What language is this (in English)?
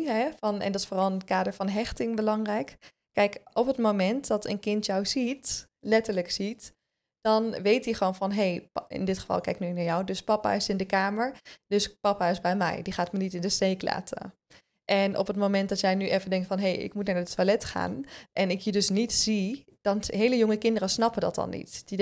Dutch